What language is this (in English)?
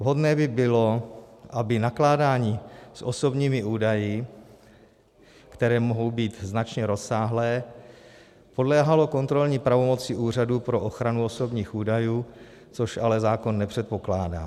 Czech